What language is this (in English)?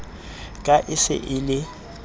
Southern Sotho